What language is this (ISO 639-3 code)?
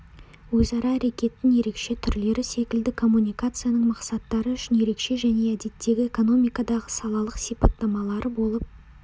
kaz